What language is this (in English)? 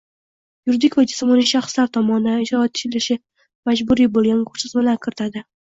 Uzbek